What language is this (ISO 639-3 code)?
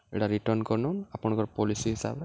ori